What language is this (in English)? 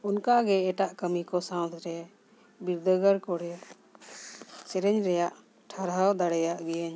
Santali